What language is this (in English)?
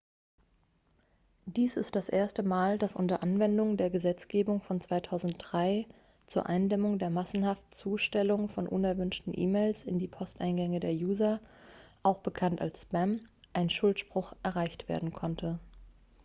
German